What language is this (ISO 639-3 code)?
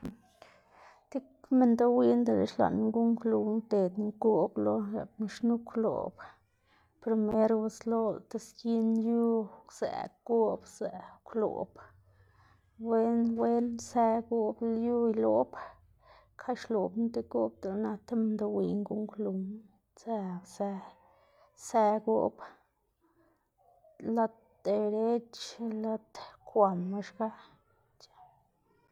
ztg